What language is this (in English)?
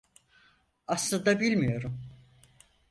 Turkish